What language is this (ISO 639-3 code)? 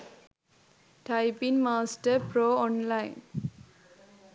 sin